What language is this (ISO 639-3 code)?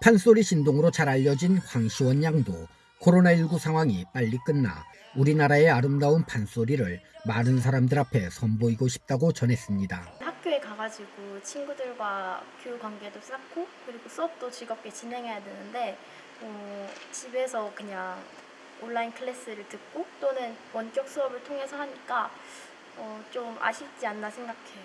kor